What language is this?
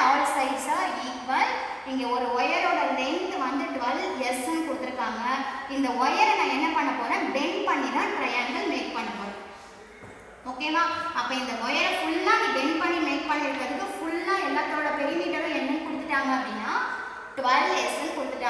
Hindi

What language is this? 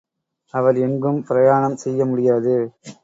Tamil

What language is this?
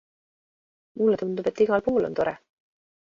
Estonian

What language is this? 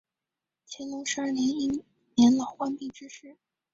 Chinese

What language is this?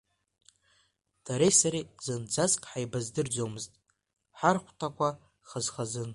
Abkhazian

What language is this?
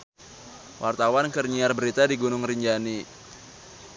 Sundanese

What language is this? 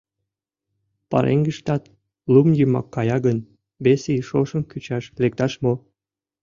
Mari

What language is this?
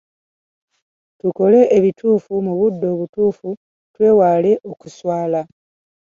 Ganda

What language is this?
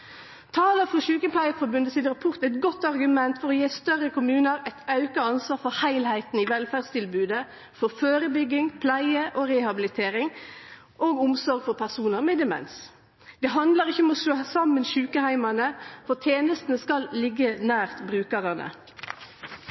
Norwegian Nynorsk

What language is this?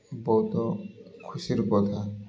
Odia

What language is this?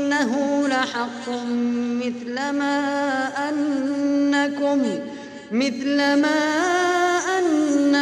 Arabic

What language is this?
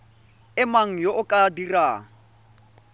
Tswana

